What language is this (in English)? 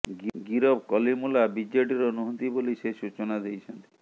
Odia